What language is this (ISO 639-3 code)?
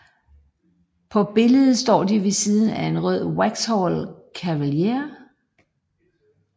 dan